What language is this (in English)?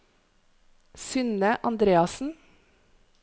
Norwegian